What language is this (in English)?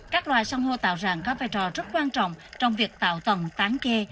Vietnamese